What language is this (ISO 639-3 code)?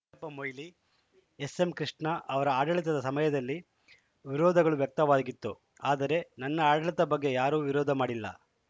kan